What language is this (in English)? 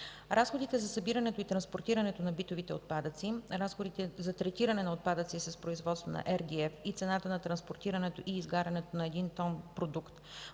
Bulgarian